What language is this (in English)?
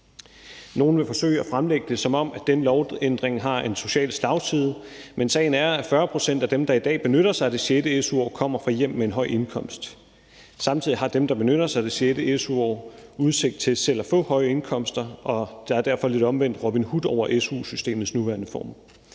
Danish